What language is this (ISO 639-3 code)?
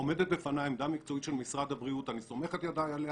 heb